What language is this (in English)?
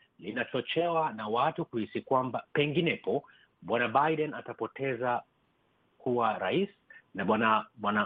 Swahili